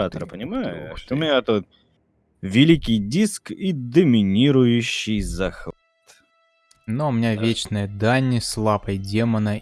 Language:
Russian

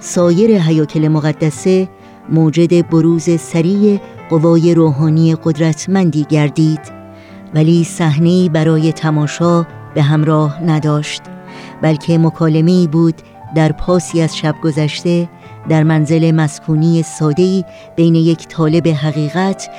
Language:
Persian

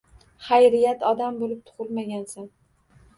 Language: Uzbek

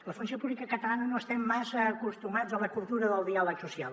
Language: Catalan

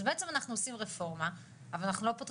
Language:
Hebrew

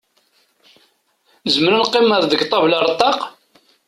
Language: Kabyle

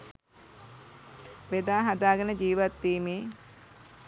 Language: Sinhala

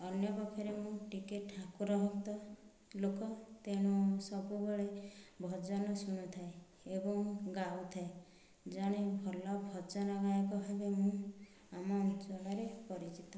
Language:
Odia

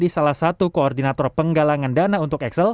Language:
Indonesian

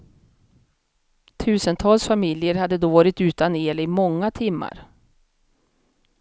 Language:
Swedish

